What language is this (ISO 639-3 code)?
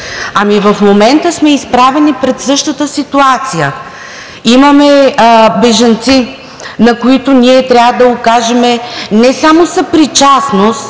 bul